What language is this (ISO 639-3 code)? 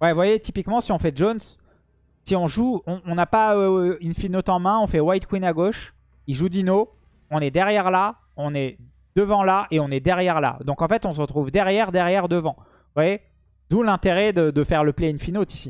fra